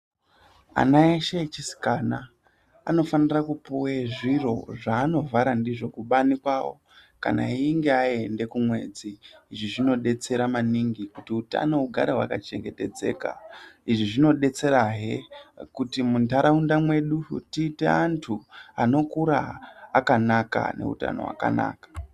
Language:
Ndau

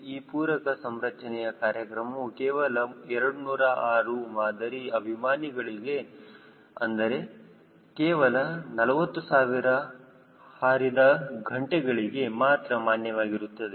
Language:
Kannada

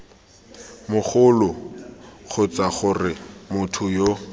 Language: Tswana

